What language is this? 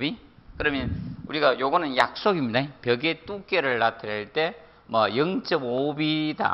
Korean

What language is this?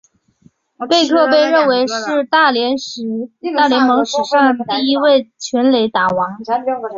Chinese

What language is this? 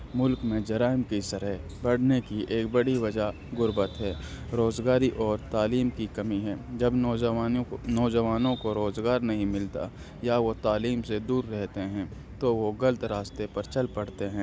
Urdu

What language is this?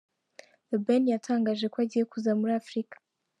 Kinyarwanda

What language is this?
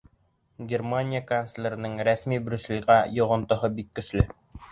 Bashkir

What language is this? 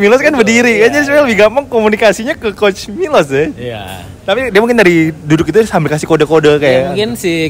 Indonesian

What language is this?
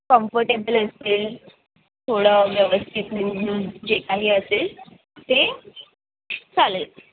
Marathi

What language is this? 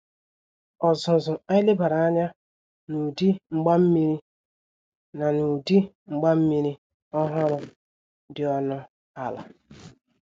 Igbo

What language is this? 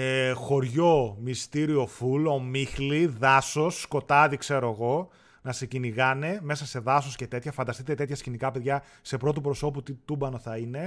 Greek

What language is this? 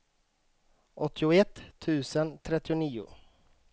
Swedish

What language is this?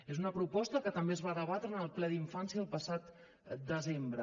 Catalan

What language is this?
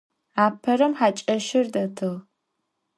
Adyghe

